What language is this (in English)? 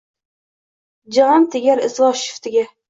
Uzbek